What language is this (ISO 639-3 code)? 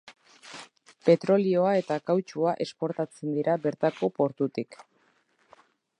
eus